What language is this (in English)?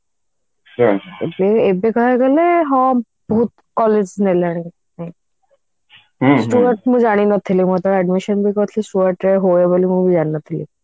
Odia